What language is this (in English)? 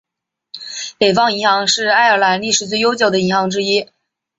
Chinese